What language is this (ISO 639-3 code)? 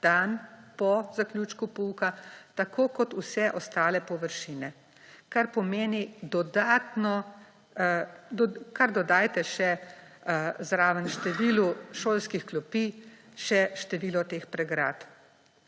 slv